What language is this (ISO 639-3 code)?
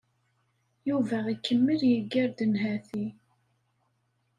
kab